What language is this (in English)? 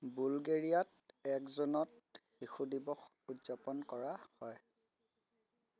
Assamese